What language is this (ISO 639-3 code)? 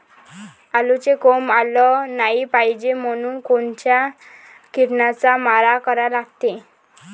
mar